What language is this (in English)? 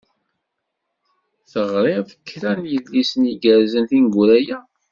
Kabyle